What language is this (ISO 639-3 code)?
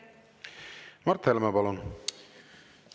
est